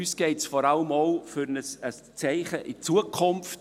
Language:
Swiss German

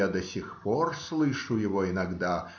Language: Russian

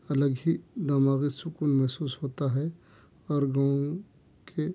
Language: Urdu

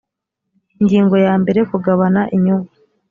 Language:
Kinyarwanda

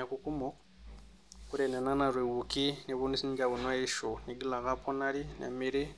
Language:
Masai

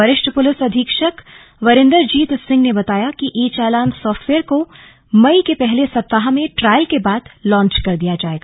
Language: Hindi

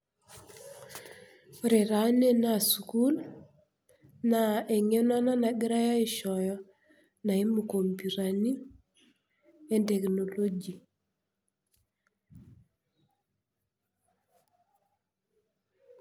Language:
Masai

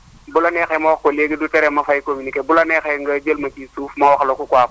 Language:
Wolof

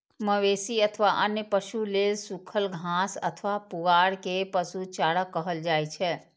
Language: Maithili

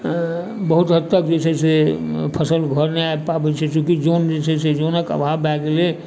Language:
Maithili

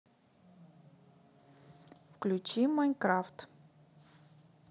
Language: Russian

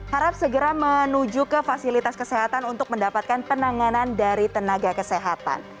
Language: Indonesian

